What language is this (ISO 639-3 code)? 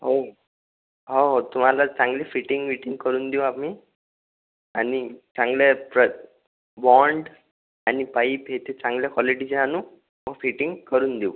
mar